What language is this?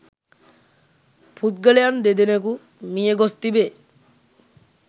Sinhala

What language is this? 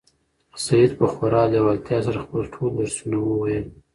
Pashto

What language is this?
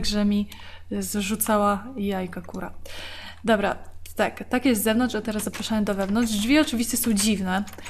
Polish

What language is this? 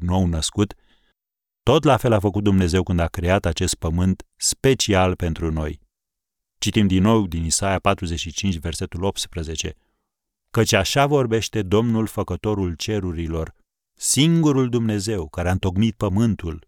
Romanian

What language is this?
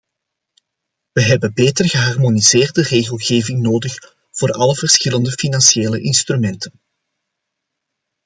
Dutch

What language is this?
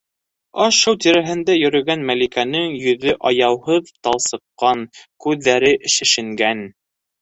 Bashkir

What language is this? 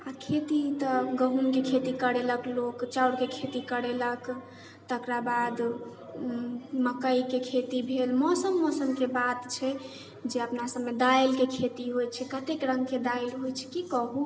Maithili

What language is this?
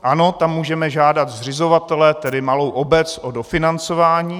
Czech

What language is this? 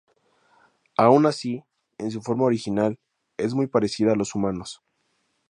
Spanish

